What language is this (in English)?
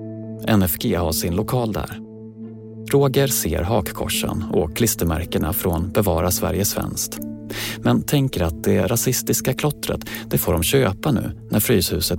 Swedish